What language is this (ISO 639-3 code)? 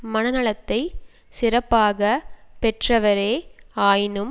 tam